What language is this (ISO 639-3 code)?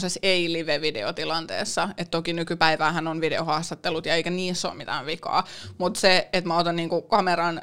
fin